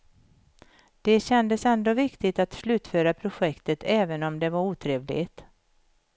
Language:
Swedish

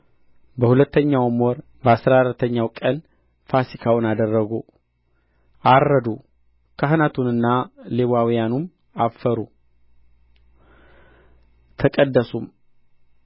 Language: Amharic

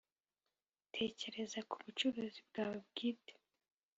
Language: Kinyarwanda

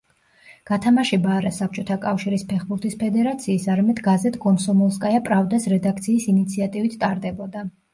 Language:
Georgian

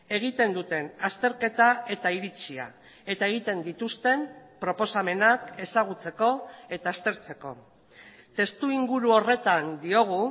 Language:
Basque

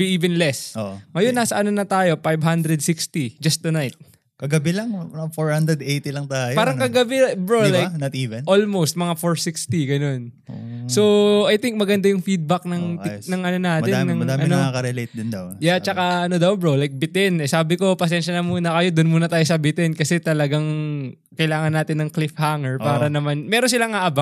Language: Filipino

